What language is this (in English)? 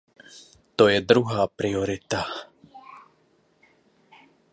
Czech